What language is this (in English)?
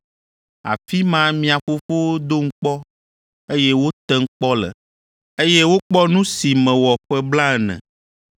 Ewe